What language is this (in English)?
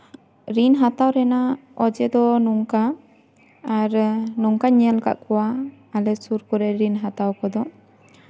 Santali